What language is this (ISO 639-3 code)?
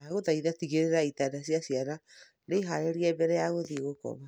kik